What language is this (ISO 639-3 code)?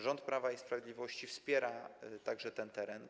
pol